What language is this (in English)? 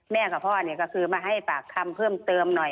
Thai